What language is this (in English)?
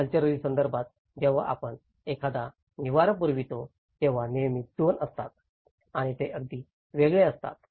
Marathi